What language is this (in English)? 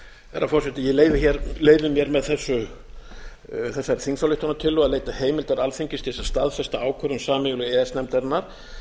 Icelandic